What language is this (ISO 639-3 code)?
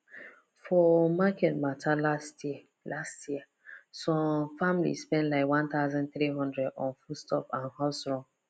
pcm